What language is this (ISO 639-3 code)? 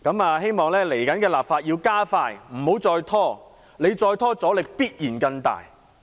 yue